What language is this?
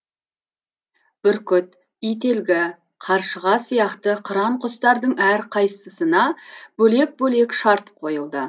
Kazakh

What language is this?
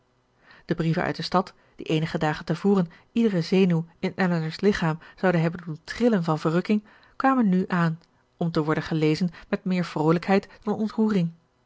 Dutch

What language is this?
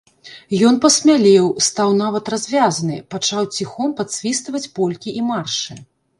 Belarusian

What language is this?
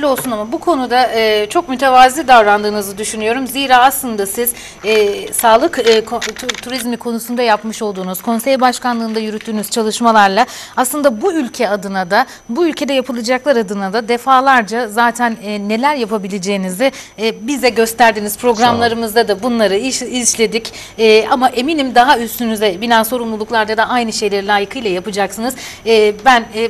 Turkish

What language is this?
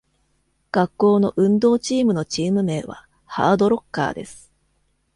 Japanese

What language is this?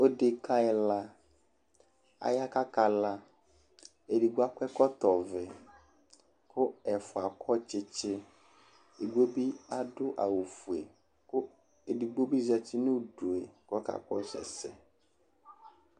Ikposo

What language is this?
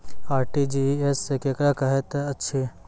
Maithili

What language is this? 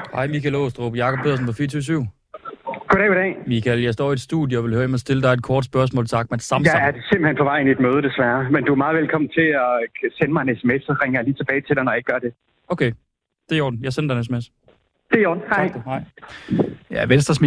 Danish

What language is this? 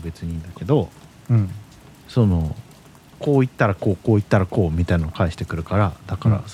Japanese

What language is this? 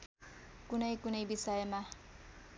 Nepali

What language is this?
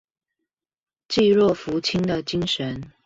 Chinese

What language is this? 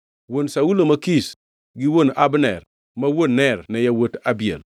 Luo (Kenya and Tanzania)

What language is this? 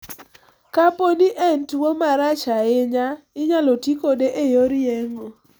Luo (Kenya and Tanzania)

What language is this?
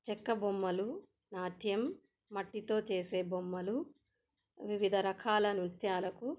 Telugu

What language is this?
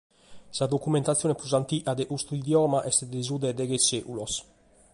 Sardinian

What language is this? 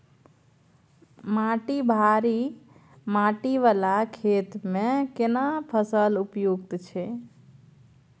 Maithili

